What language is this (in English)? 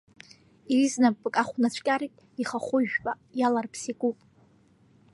Abkhazian